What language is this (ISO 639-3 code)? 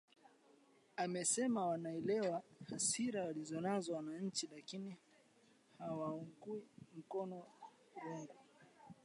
swa